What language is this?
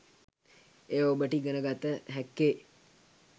Sinhala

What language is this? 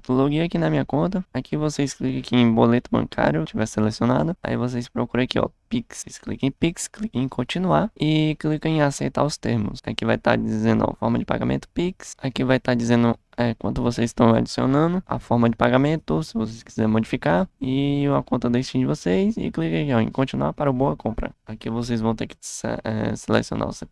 Portuguese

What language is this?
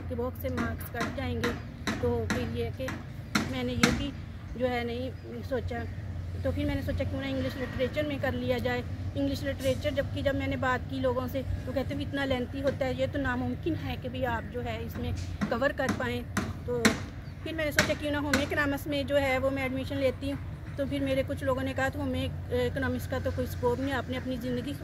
Hindi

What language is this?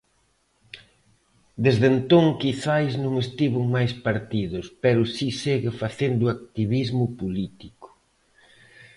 Galician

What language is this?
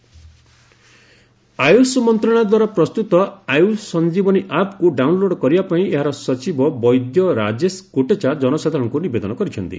Odia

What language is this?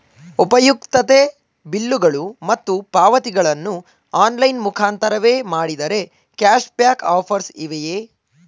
Kannada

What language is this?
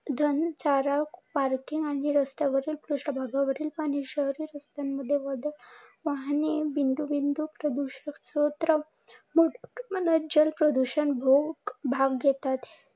Marathi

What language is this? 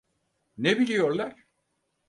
Turkish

